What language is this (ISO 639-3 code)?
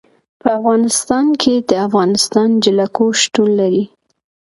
pus